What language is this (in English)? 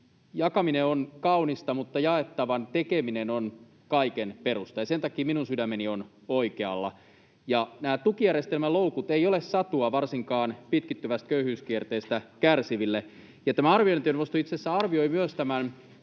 Finnish